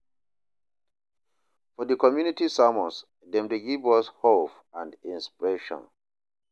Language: Nigerian Pidgin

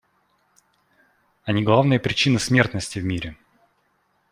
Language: Russian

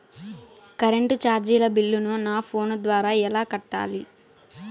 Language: Telugu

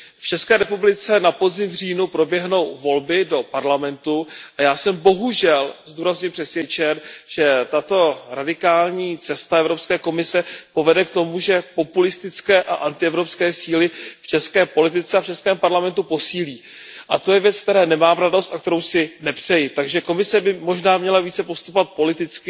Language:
Czech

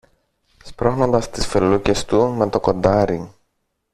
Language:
Greek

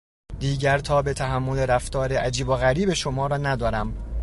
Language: Persian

